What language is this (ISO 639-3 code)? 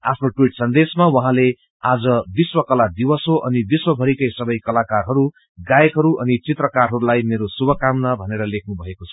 nep